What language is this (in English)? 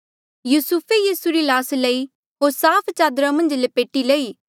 Mandeali